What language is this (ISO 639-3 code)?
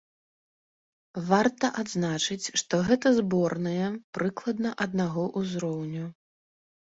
bel